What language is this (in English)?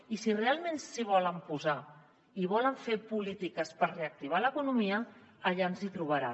Catalan